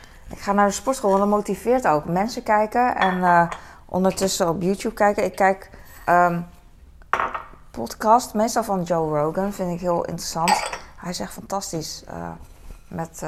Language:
Dutch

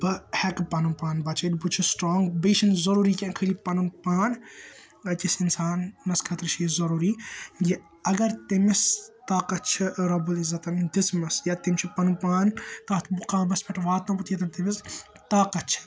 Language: Kashmiri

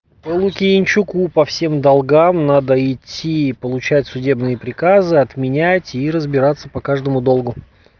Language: Russian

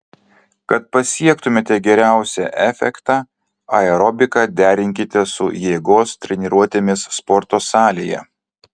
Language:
Lithuanian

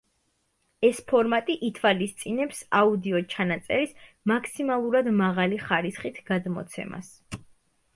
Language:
Georgian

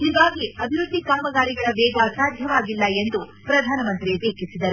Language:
Kannada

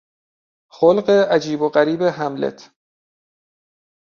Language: Persian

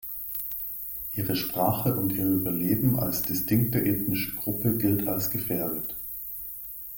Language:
German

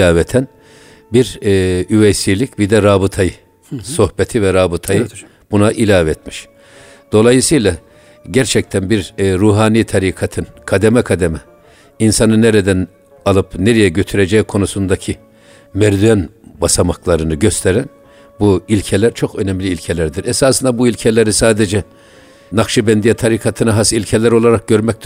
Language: Turkish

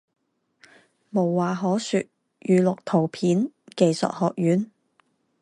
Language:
Chinese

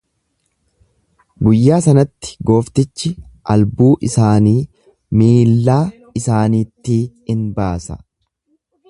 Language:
Oromo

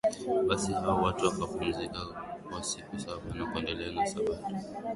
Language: Swahili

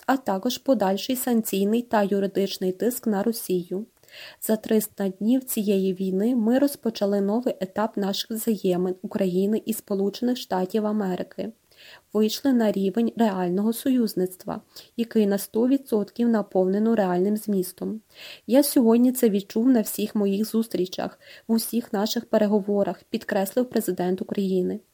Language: Ukrainian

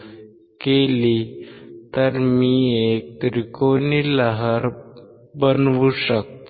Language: Marathi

